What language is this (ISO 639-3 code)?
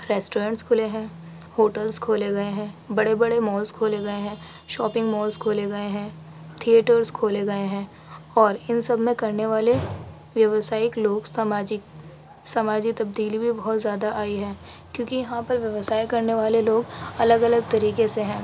urd